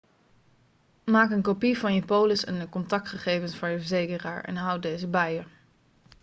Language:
Dutch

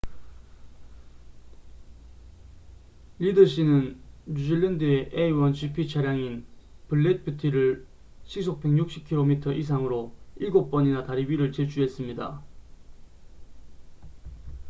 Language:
Korean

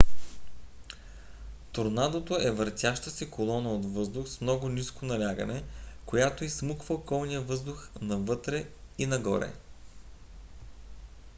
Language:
Bulgarian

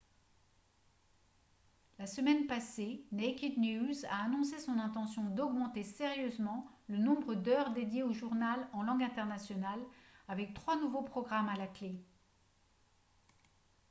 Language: French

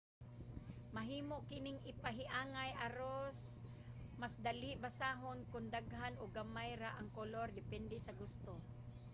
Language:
Cebuano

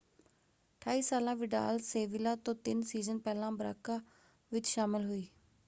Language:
Punjabi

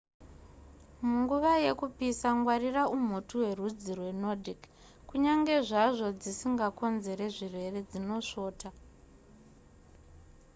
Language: Shona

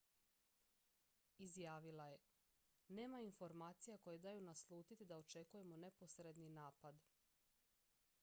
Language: Croatian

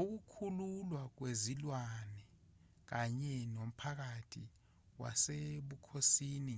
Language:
Zulu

